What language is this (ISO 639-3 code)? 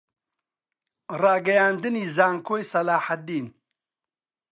ckb